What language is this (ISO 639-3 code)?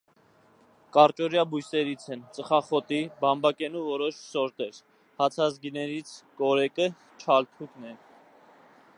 hye